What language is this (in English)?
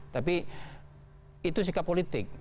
Indonesian